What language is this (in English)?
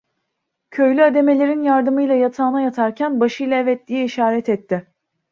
Turkish